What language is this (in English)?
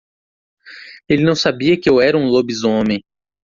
Portuguese